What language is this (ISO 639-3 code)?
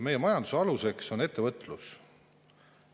est